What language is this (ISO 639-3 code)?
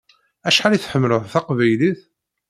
kab